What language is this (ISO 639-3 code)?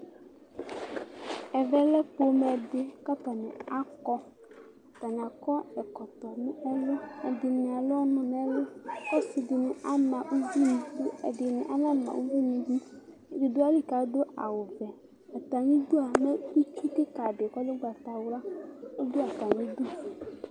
kpo